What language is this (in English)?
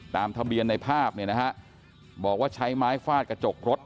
Thai